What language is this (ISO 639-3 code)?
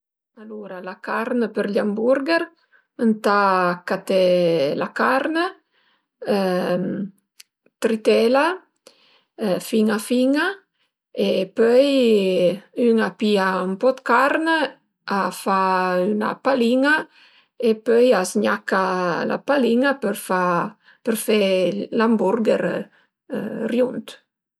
pms